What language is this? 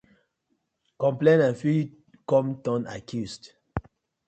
Nigerian Pidgin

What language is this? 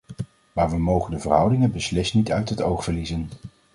Dutch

